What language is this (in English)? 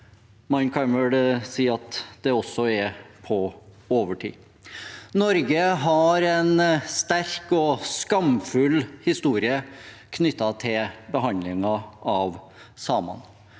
Norwegian